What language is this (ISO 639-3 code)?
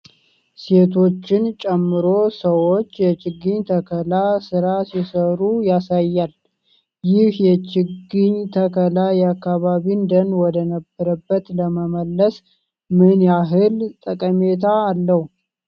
amh